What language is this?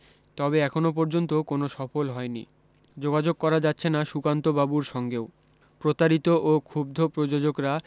Bangla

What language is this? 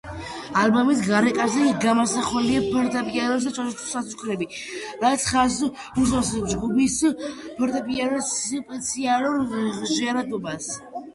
Georgian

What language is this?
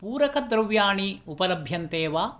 Sanskrit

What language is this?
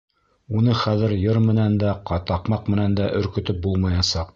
Bashkir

